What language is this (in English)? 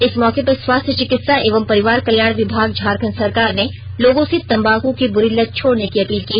Hindi